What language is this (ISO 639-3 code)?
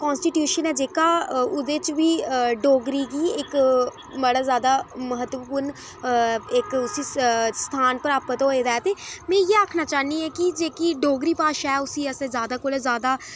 doi